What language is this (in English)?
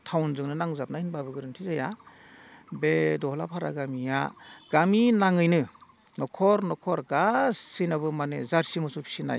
Bodo